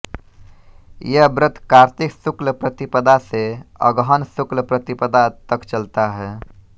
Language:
Hindi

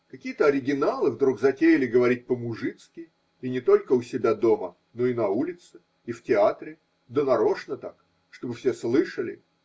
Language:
Russian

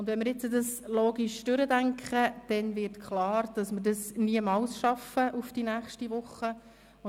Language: Swiss German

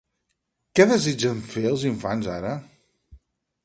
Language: Catalan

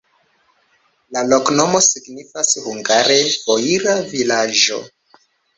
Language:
Esperanto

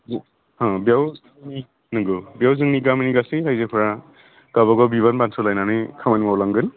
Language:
Bodo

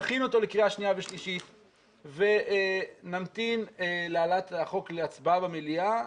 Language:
Hebrew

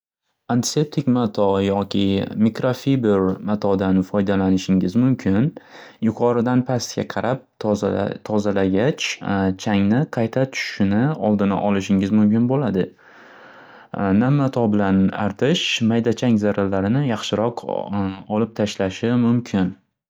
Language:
Uzbek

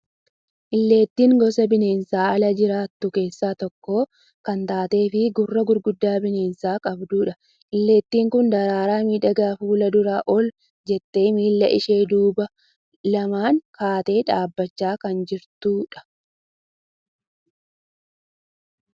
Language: Oromo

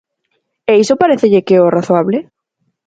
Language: Galician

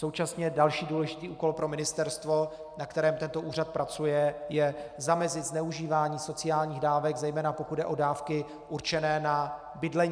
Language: Czech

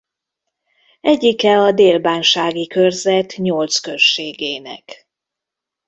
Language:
Hungarian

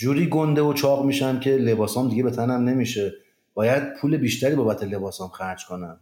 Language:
Persian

